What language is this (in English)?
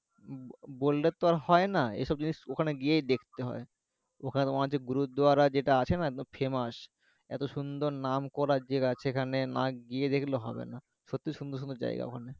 Bangla